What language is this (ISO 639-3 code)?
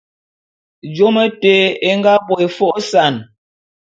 bum